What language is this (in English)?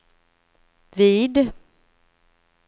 Swedish